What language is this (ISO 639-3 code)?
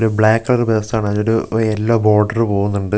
mal